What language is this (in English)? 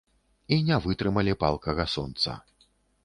Belarusian